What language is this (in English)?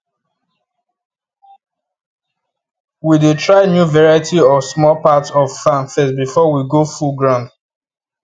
Nigerian Pidgin